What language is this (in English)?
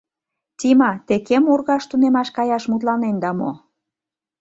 Mari